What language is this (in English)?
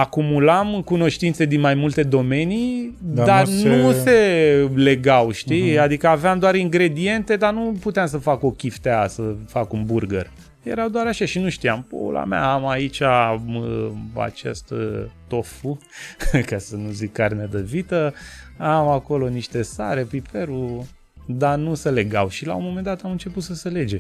Romanian